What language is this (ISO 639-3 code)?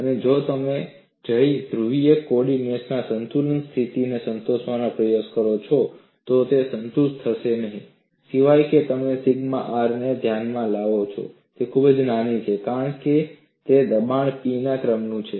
guj